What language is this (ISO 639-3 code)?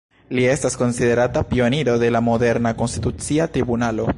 epo